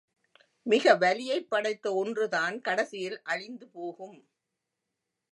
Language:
Tamil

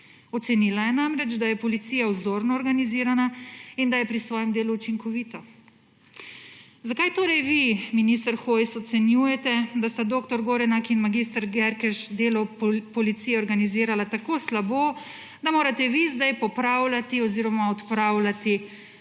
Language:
Slovenian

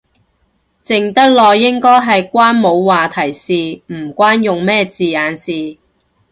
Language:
Cantonese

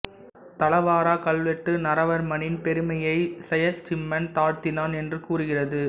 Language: Tamil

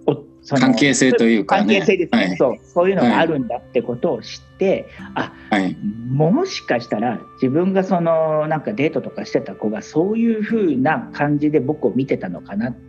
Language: Japanese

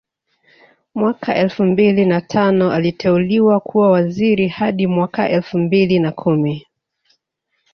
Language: Swahili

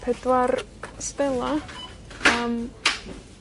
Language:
Welsh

